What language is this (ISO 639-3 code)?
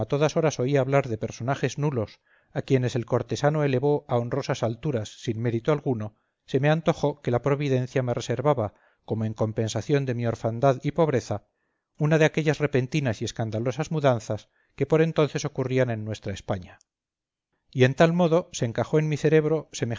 spa